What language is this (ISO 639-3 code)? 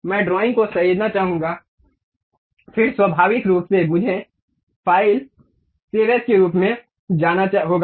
hin